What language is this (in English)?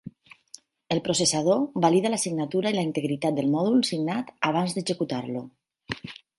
Catalan